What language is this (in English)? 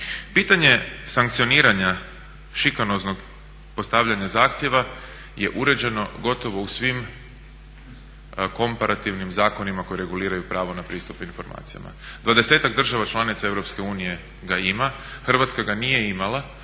Croatian